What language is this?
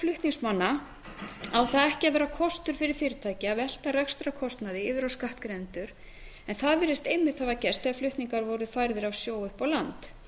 Icelandic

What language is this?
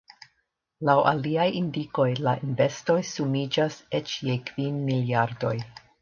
Esperanto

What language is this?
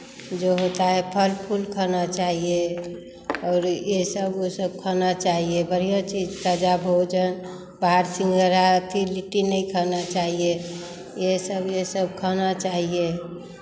Hindi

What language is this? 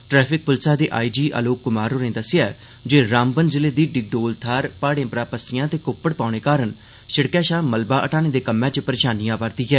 Dogri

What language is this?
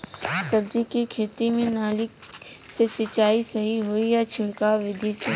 Bhojpuri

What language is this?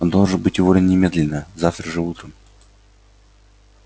Russian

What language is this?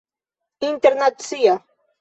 Esperanto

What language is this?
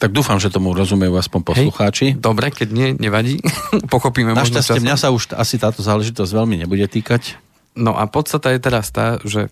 Slovak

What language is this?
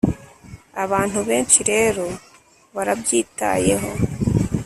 Kinyarwanda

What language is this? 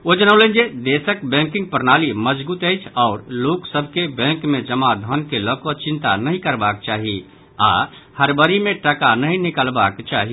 Maithili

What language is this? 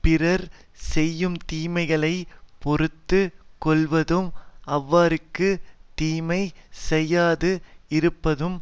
Tamil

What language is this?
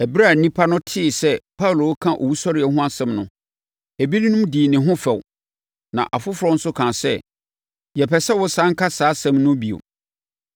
Akan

